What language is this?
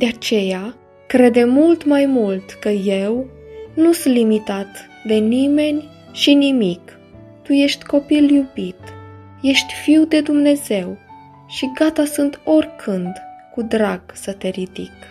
Romanian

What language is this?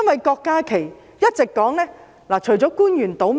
Cantonese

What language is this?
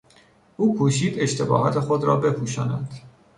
Persian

